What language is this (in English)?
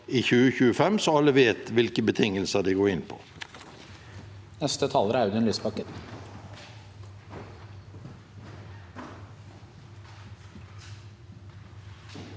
Norwegian